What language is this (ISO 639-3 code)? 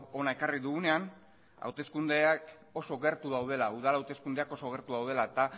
eus